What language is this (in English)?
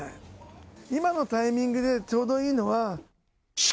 Japanese